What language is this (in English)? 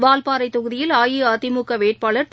Tamil